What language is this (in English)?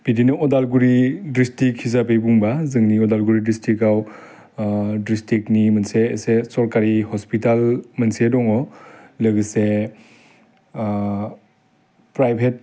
Bodo